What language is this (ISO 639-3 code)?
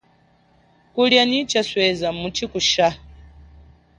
cjk